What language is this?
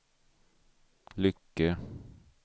Swedish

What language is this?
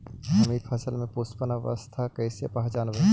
Magahi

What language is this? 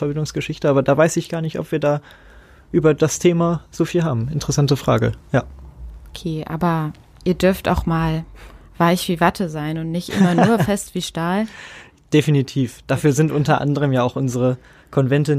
German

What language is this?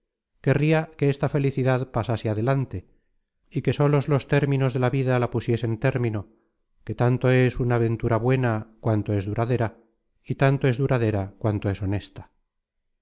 Spanish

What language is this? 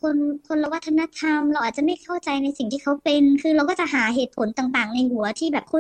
Thai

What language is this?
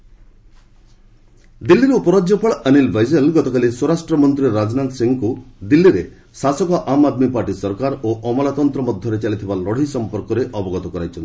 Odia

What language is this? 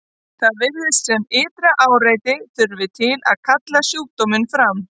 Icelandic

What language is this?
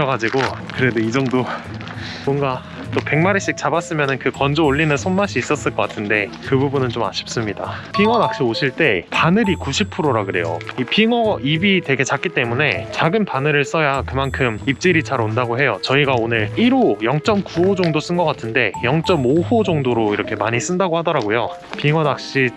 Korean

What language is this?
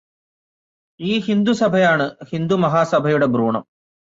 Malayalam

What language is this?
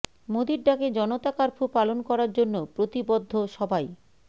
Bangla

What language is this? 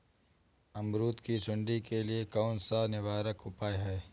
Hindi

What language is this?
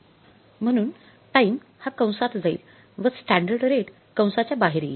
Marathi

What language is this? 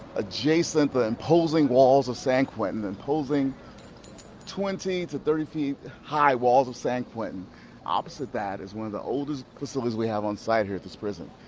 English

